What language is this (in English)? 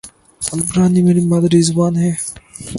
Urdu